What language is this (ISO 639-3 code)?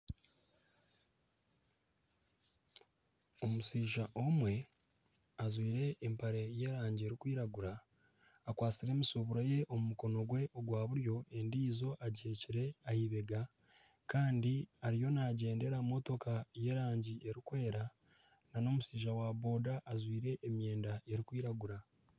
nyn